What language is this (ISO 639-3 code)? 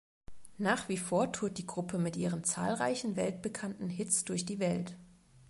deu